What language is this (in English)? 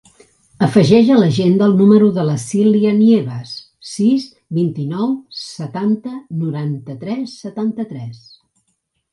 Catalan